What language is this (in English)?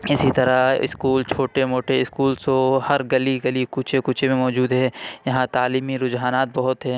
Urdu